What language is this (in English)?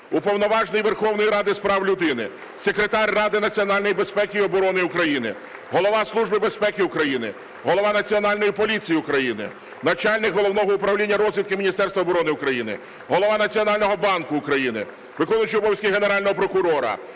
Ukrainian